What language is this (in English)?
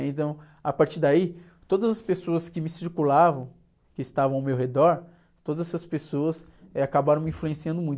Portuguese